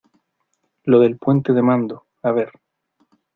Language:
Spanish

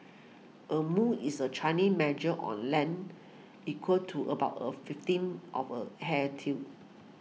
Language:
English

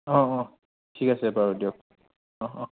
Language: Assamese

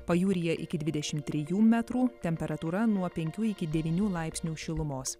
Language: Lithuanian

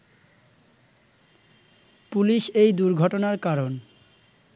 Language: Bangla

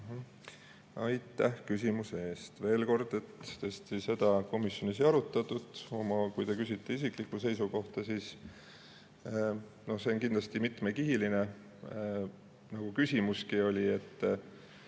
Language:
Estonian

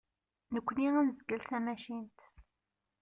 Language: Kabyle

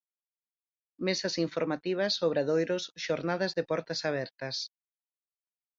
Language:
Galician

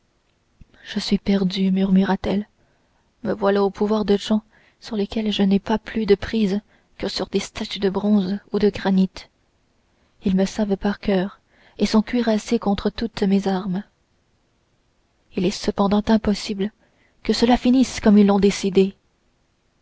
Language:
French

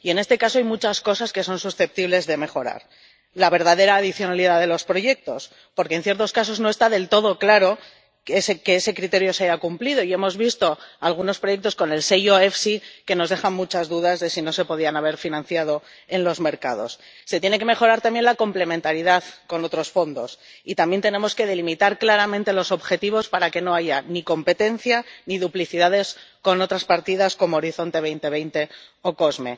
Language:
Spanish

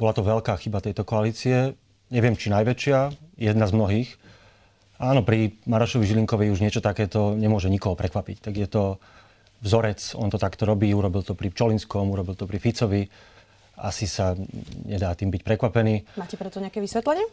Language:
Slovak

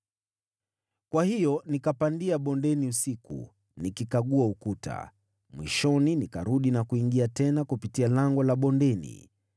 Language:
Swahili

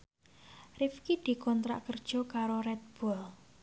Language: Javanese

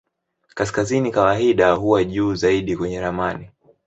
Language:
Swahili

